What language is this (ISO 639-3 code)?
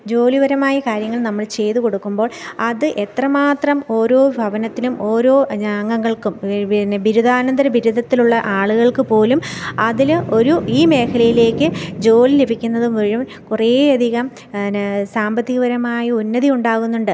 mal